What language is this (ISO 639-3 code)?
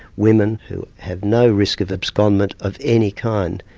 eng